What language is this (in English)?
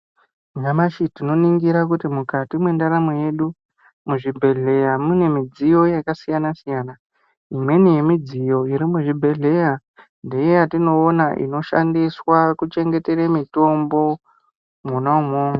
Ndau